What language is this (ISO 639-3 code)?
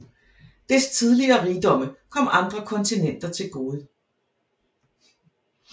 dan